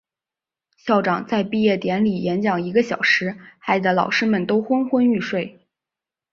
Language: Chinese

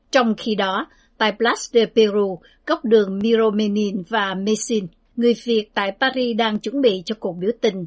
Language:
Vietnamese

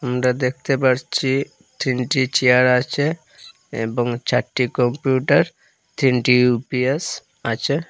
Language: Bangla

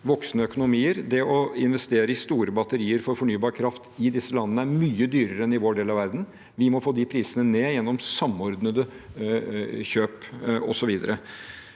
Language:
Norwegian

